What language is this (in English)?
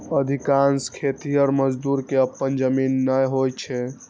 Maithili